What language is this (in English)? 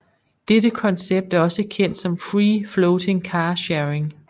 Danish